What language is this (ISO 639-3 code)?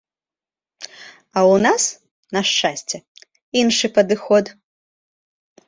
bel